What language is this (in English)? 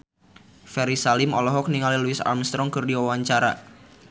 Sundanese